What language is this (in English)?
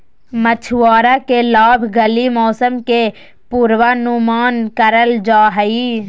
Magahi